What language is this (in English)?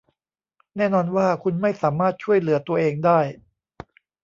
Thai